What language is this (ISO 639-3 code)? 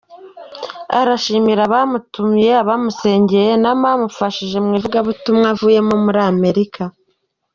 kin